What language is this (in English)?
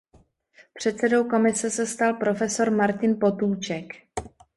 Czech